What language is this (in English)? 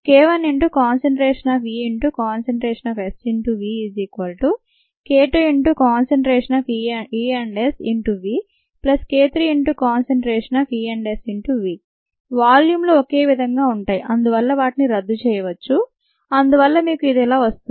Telugu